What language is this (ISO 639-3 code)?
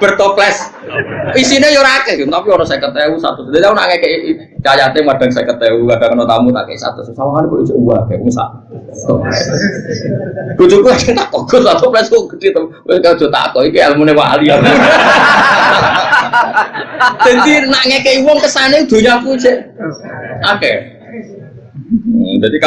ind